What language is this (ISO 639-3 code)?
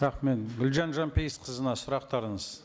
kaz